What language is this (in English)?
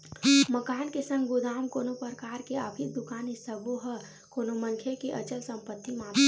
Chhattisgarhi